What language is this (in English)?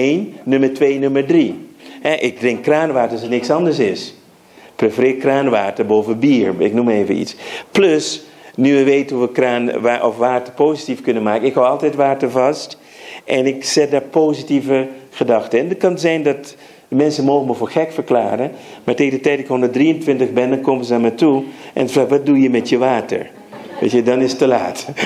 Dutch